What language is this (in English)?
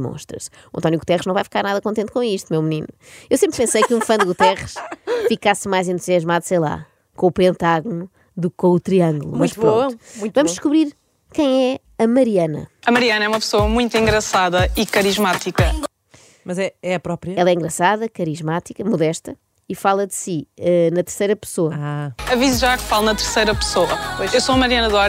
Portuguese